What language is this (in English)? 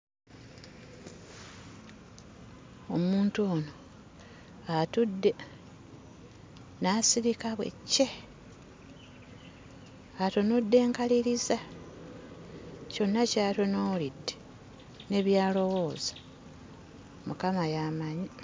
Ganda